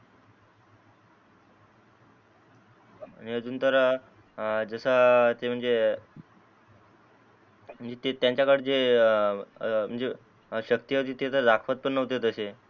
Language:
Marathi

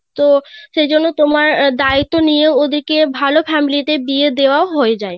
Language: Bangla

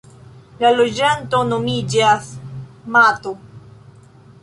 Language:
Esperanto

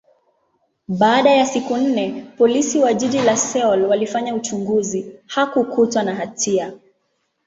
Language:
Swahili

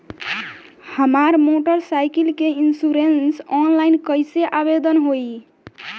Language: Bhojpuri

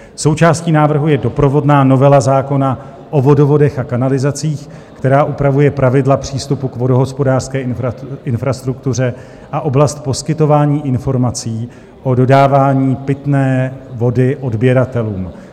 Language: Czech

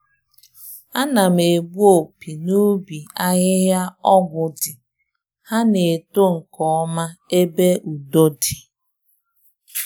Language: Igbo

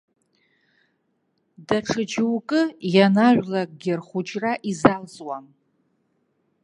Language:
Abkhazian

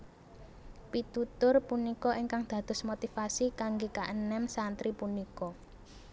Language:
Javanese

